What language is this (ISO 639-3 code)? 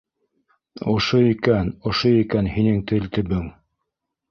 bak